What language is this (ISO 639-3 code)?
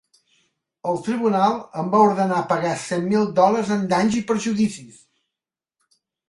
cat